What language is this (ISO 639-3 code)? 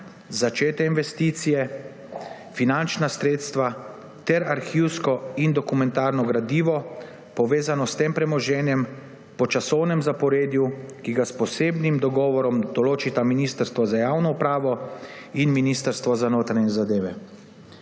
slv